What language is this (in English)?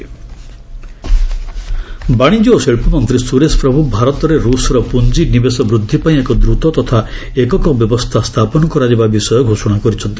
Odia